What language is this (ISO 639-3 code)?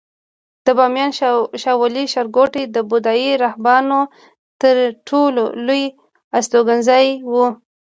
pus